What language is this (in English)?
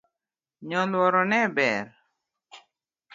Luo (Kenya and Tanzania)